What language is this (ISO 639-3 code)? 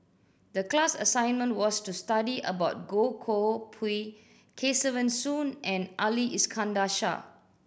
eng